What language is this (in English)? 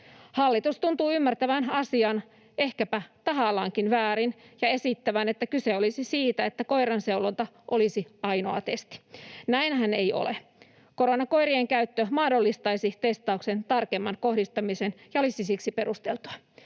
Finnish